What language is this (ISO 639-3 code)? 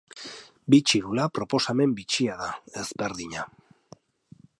eus